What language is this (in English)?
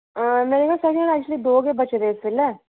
Dogri